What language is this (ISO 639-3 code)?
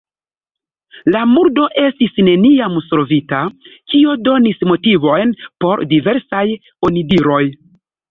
epo